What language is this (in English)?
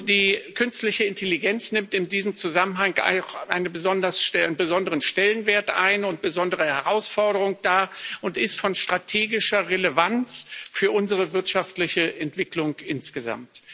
German